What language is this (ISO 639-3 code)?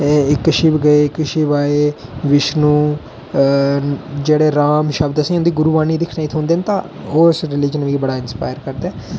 doi